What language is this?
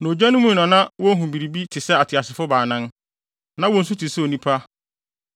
Akan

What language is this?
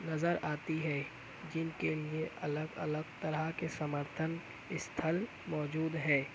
Urdu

